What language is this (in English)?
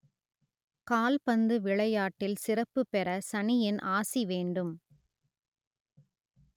Tamil